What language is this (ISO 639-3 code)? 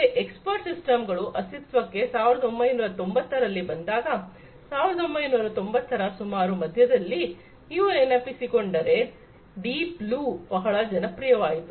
kan